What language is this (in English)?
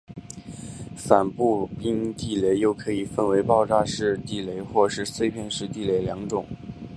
Chinese